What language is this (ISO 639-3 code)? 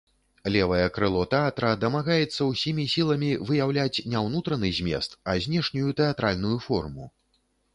bel